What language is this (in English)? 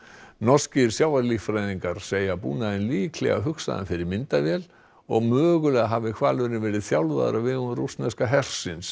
Icelandic